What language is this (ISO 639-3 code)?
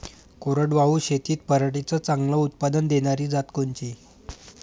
mar